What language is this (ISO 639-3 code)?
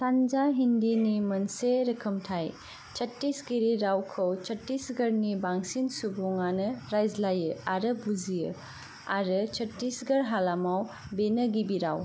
brx